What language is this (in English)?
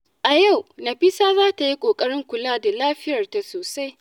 Hausa